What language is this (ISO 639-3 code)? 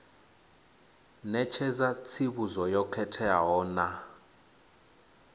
ven